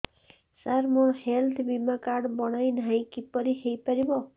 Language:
Odia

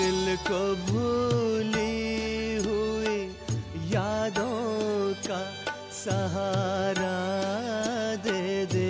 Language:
Hindi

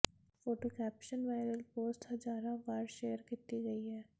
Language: Punjabi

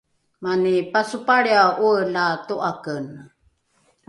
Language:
Rukai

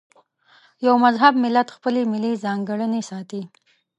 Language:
Pashto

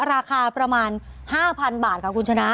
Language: Thai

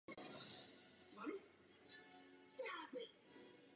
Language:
Czech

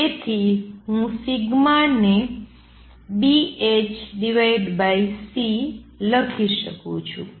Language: Gujarati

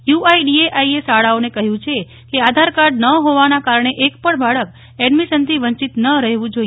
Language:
Gujarati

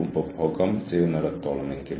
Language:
Malayalam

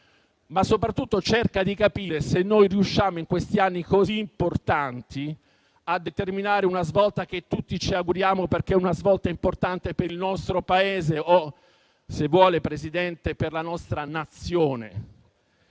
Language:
Italian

